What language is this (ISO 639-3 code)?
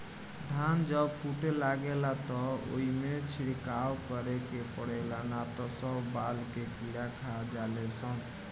bho